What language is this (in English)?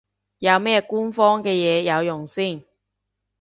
Cantonese